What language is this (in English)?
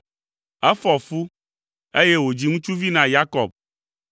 Ewe